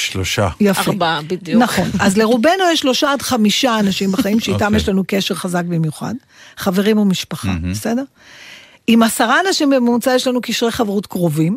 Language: Hebrew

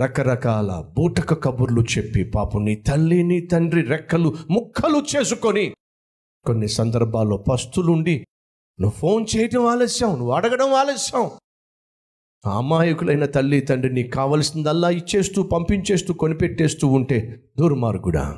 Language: Telugu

